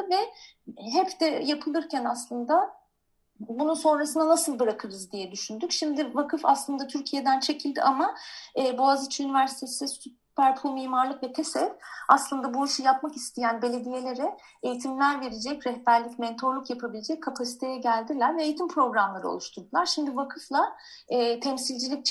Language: Turkish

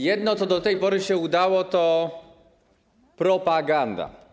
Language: Polish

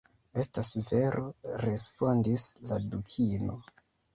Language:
Esperanto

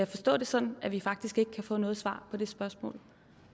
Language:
Danish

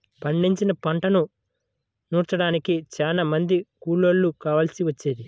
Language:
Telugu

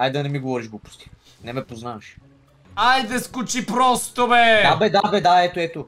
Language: Bulgarian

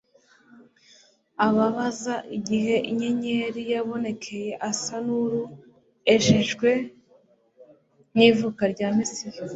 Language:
Kinyarwanda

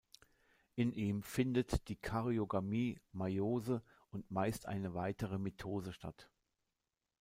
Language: German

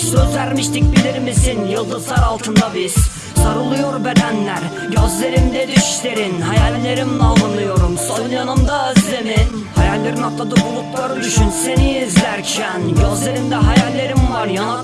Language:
Turkish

